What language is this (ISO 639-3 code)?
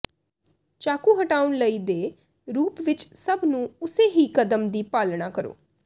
pan